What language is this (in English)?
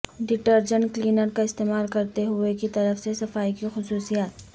Urdu